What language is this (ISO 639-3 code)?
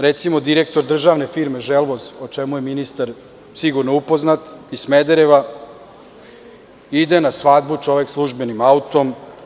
srp